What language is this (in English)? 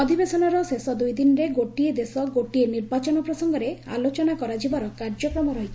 Odia